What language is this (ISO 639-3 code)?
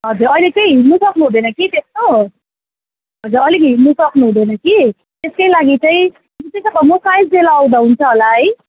nep